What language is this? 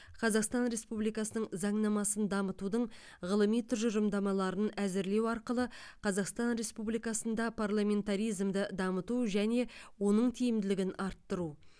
Kazakh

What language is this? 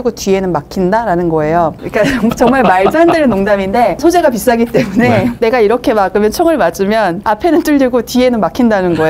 Korean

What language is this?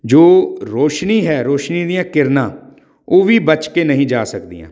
Punjabi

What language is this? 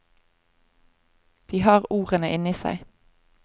Norwegian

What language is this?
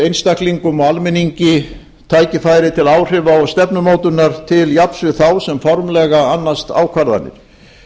Icelandic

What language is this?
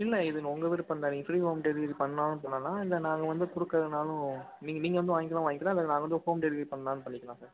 Tamil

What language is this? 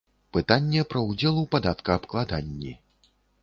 Belarusian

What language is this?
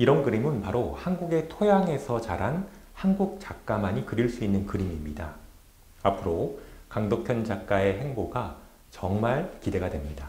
Korean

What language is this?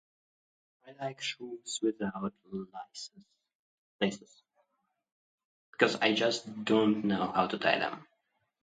English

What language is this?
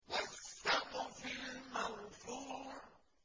Arabic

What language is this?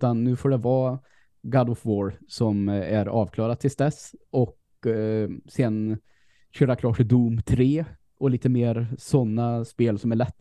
Swedish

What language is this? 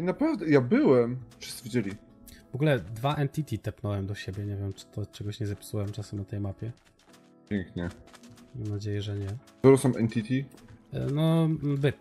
Polish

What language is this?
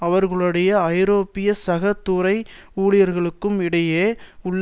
Tamil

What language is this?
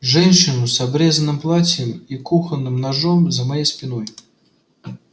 Russian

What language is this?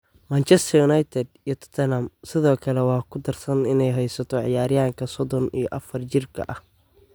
Somali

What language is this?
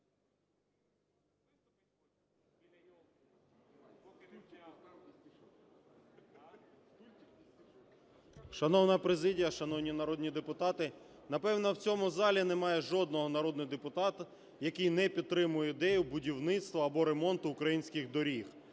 Ukrainian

